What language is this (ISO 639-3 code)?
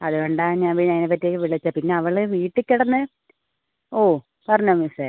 mal